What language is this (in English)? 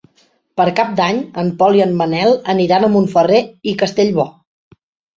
Catalan